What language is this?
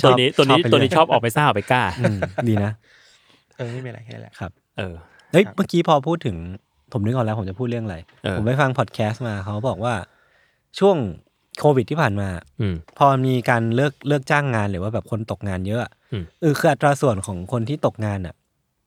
Thai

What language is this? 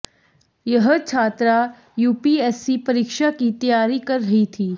Hindi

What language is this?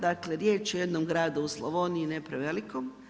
Croatian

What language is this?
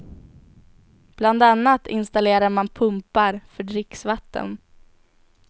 Swedish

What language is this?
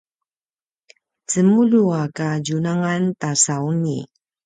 Paiwan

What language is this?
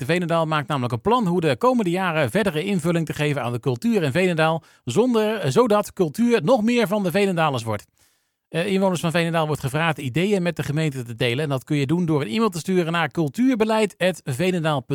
Dutch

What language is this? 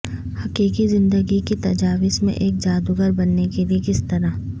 Urdu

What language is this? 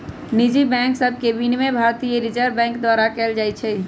Magahi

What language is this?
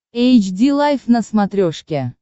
Russian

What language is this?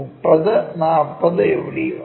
Malayalam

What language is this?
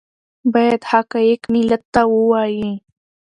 Pashto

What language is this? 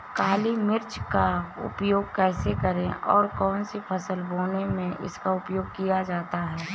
Hindi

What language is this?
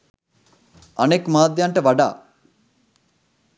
Sinhala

